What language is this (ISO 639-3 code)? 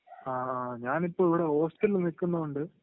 mal